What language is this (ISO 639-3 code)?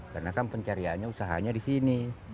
ind